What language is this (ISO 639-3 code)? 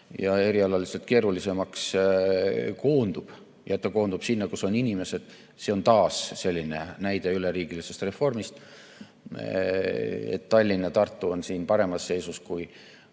est